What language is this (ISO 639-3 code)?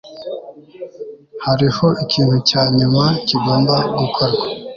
kin